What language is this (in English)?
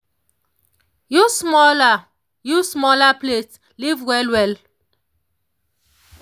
Nigerian Pidgin